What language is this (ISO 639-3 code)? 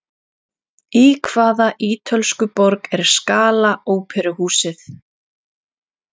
isl